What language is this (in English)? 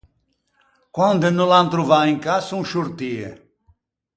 Ligurian